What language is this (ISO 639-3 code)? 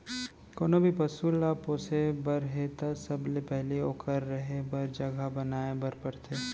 hne